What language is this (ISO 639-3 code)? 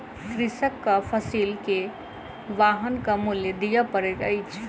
mai